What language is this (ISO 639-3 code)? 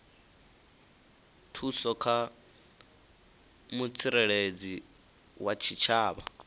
ven